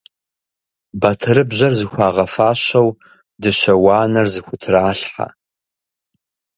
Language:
Kabardian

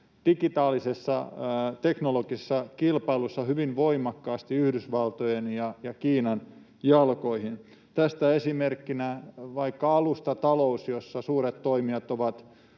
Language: Finnish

